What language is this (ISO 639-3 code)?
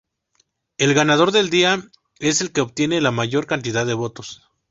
spa